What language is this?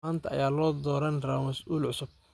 Somali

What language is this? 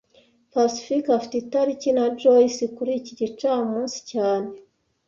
Kinyarwanda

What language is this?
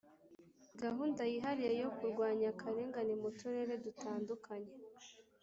Kinyarwanda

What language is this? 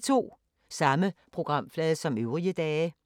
Danish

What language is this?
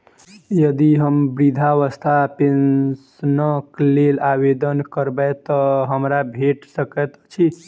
Maithili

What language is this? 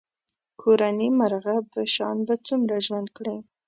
Pashto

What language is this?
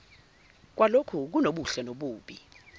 Zulu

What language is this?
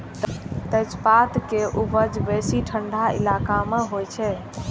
Maithili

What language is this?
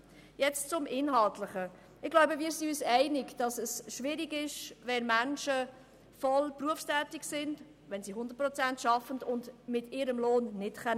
Swiss German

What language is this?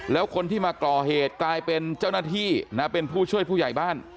Thai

